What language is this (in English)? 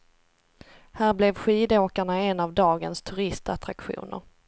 Swedish